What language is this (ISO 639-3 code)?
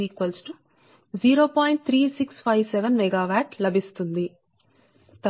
tel